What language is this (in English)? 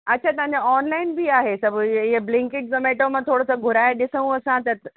Sindhi